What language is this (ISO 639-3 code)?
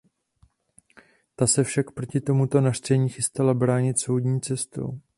ces